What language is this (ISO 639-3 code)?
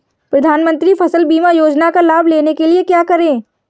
hin